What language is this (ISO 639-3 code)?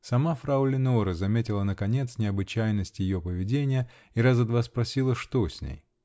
rus